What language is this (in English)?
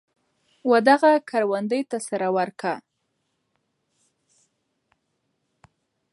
Pashto